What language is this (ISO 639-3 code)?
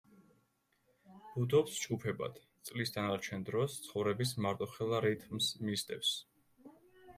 kat